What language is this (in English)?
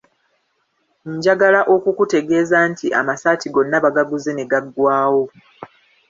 Ganda